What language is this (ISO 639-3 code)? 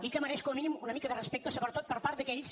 cat